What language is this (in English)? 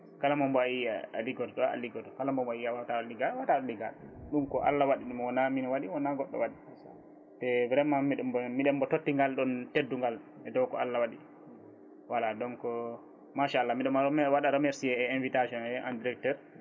Fula